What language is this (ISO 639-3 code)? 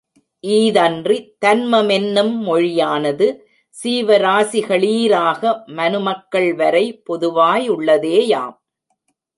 tam